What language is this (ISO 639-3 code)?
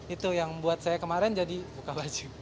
ind